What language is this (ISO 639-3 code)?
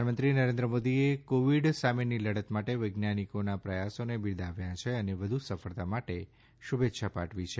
guj